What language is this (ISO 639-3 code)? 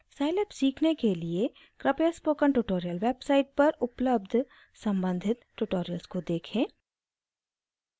hin